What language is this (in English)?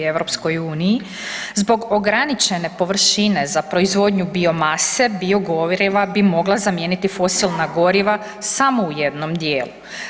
Croatian